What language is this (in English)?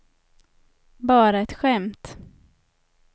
Swedish